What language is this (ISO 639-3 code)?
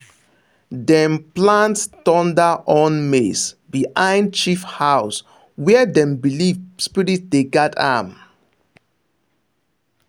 pcm